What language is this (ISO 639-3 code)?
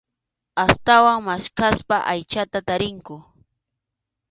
qxu